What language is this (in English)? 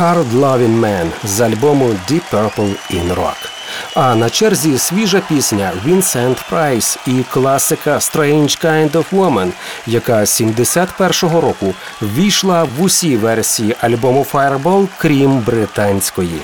Ukrainian